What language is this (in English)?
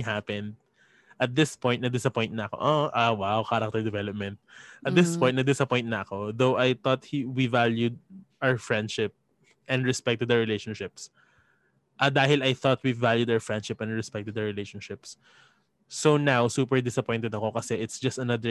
Filipino